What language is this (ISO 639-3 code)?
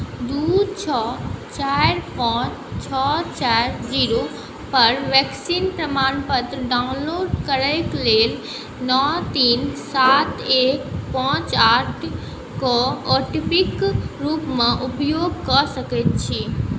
mai